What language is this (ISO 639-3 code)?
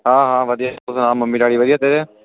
pan